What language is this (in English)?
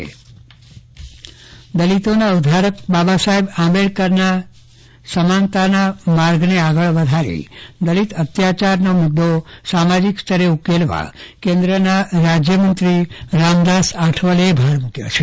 Gujarati